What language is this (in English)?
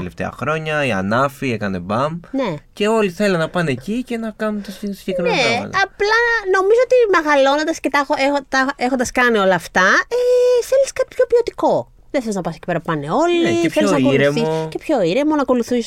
Greek